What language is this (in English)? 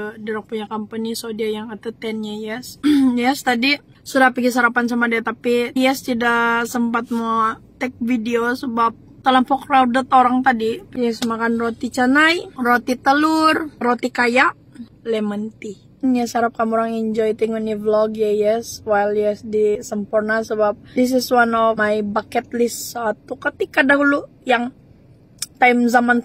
Indonesian